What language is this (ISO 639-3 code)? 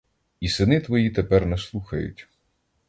ukr